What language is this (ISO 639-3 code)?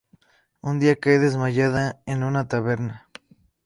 spa